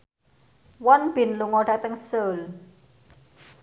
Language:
Javanese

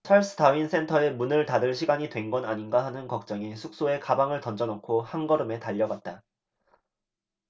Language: Korean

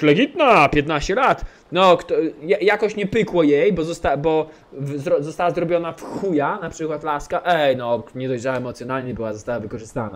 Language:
Polish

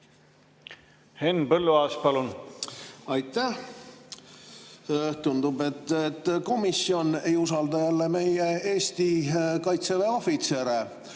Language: Estonian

